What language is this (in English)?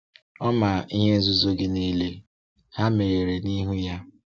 Igbo